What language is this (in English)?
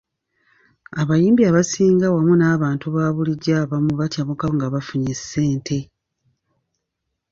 Ganda